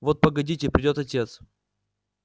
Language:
Russian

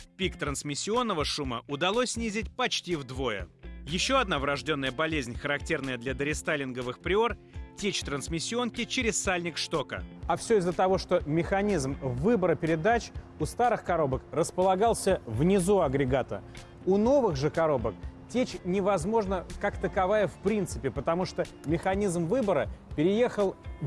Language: Russian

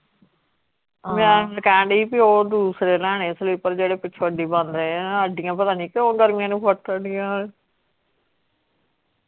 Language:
Punjabi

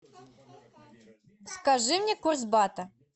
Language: Russian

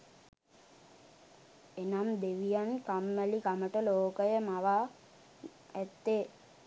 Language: Sinhala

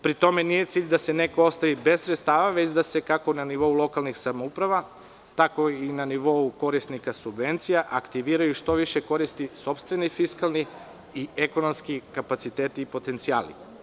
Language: Serbian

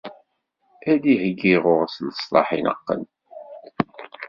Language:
Kabyle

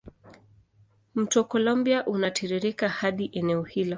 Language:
Swahili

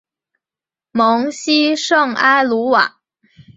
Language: Chinese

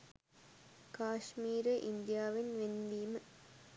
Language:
Sinhala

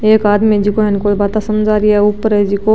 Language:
Marwari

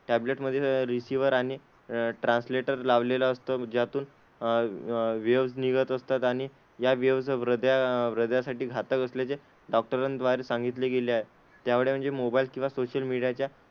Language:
Marathi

